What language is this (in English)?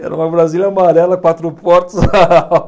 Portuguese